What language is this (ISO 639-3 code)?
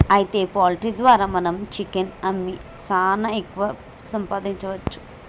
tel